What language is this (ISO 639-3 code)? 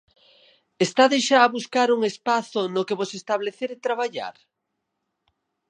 glg